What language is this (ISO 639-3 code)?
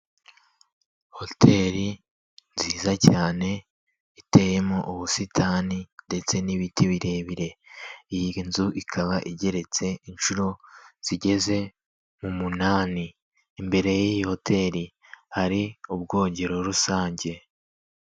kin